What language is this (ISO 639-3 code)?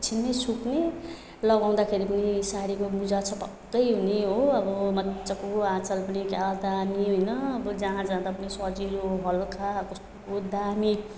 nep